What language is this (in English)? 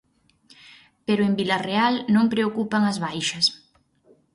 Galician